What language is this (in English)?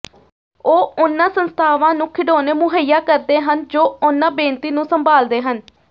Punjabi